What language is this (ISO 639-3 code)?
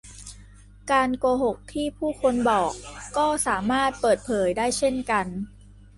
tha